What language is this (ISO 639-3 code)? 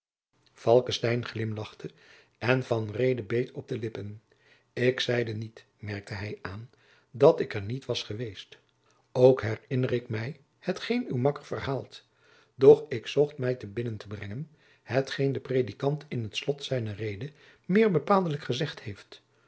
nld